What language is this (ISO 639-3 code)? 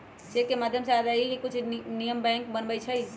mag